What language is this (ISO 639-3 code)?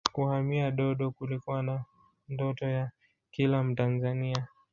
swa